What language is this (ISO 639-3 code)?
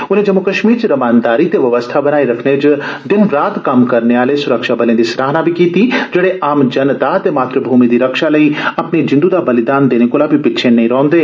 doi